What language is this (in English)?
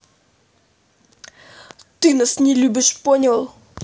Russian